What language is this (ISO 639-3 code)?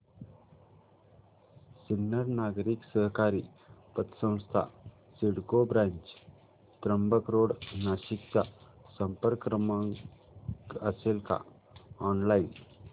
mar